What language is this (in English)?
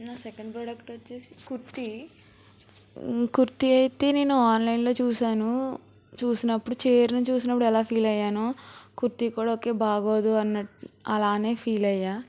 Telugu